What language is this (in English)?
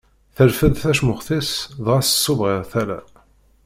Kabyle